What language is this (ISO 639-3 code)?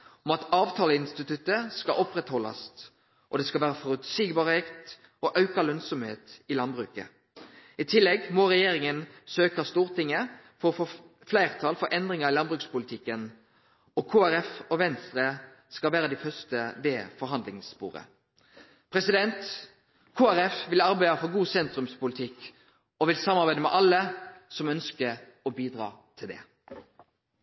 nno